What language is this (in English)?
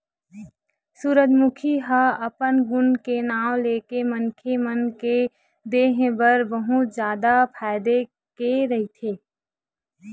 Chhattisgarhi